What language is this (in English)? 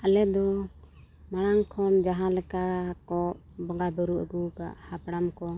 Santali